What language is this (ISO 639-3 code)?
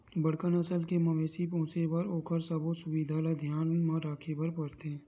hne